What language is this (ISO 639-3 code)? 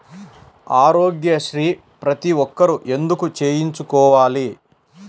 tel